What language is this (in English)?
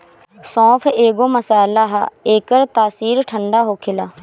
Bhojpuri